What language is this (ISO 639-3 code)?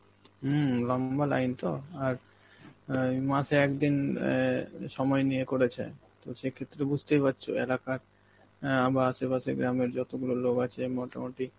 ben